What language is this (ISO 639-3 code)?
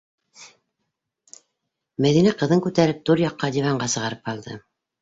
bak